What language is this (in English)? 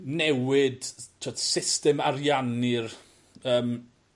Welsh